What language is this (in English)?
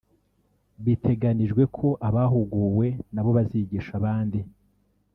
Kinyarwanda